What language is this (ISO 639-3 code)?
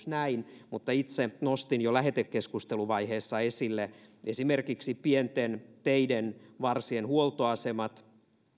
fin